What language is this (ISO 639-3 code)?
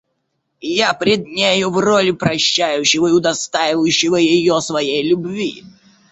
rus